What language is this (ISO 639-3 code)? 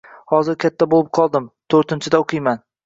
uzb